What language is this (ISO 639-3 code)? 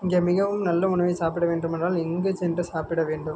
tam